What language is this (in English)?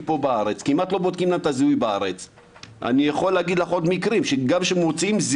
Hebrew